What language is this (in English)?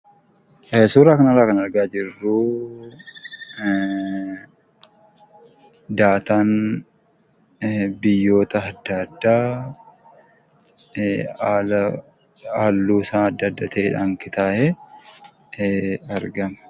Oromo